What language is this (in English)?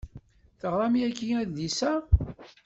Kabyle